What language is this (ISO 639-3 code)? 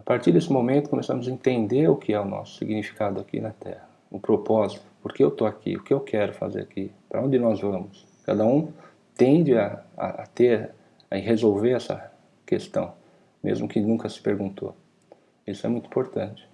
por